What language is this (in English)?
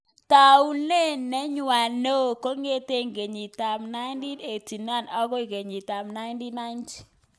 Kalenjin